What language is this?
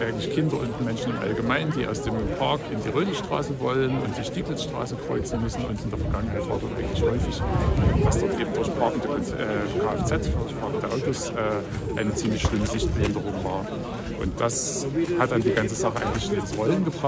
German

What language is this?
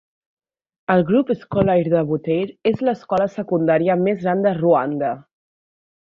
Catalan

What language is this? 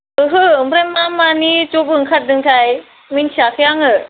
Bodo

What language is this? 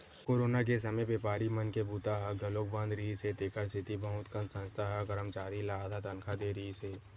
Chhattisgarhi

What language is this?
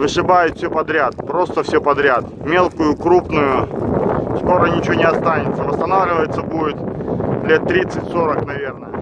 Russian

